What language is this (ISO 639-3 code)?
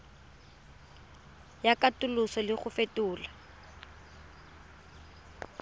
tsn